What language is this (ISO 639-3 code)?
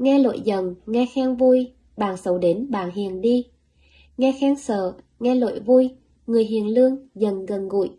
vie